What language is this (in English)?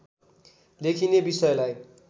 Nepali